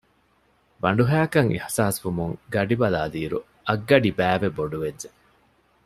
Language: Divehi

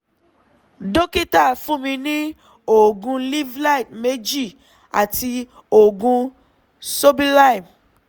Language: Yoruba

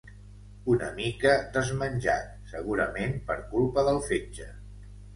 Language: Catalan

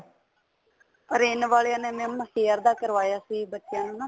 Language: Punjabi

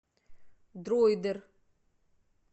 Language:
Russian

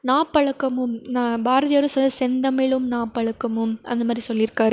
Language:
Tamil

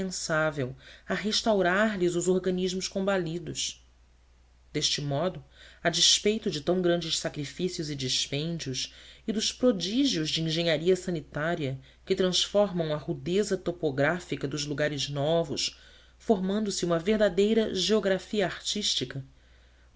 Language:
Portuguese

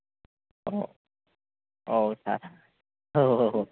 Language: Bodo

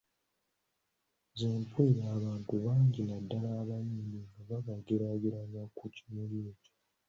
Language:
Ganda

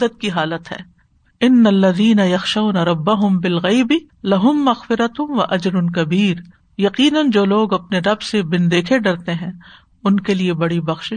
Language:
Urdu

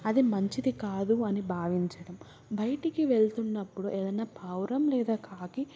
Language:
Telugu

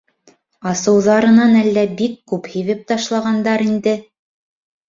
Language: Bashkir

